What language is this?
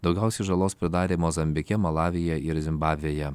Lithuanian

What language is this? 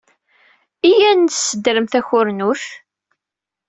Kabyle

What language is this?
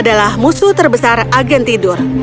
Indonesian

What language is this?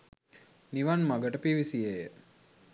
Sinhala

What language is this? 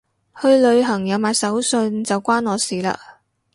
Cantonese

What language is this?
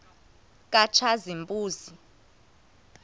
Xhosa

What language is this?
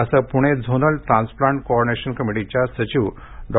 Marathi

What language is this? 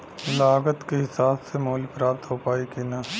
Bhojpuri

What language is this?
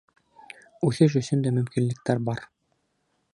Bashkir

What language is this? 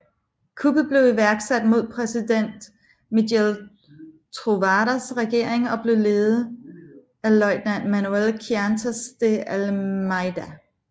Danish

